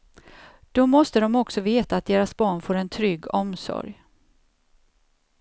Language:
Swedish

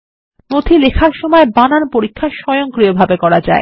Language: Bangla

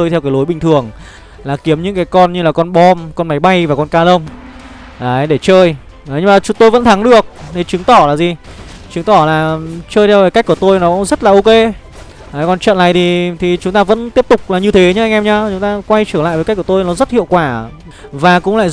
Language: Vietnamese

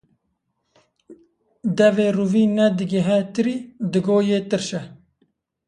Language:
Kurdish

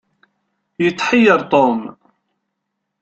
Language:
Kabyle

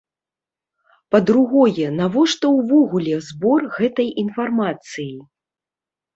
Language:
Belarusian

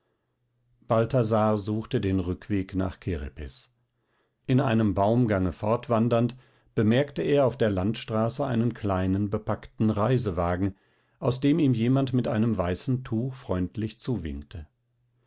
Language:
German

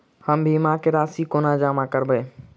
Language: Maithili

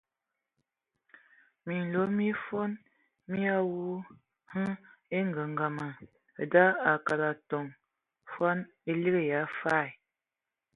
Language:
Ewondo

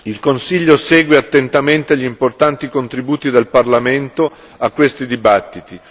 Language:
Italian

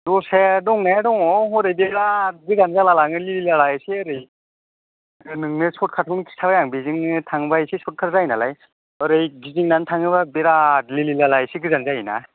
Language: Bodo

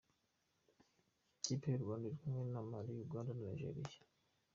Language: Kinyarwanda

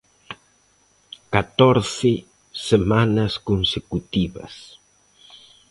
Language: Galician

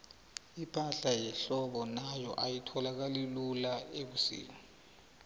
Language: South Ndebele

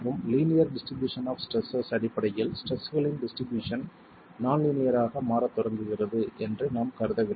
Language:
Tamil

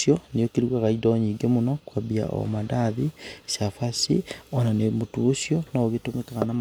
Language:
Kikuyu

